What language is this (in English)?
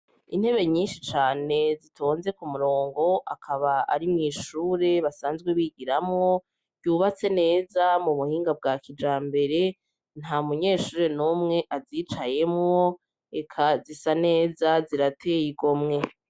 Rundi